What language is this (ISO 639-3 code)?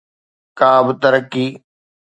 snd